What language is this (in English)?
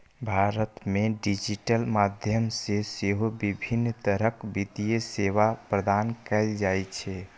Maithili